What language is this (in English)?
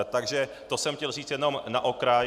Czech